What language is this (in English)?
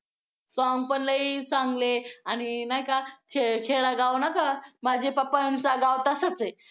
Marathi